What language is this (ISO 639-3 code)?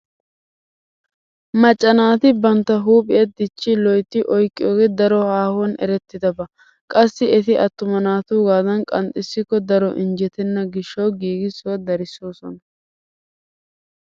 wal